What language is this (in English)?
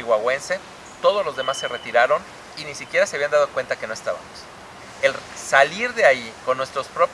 Spanish